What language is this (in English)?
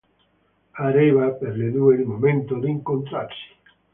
Italian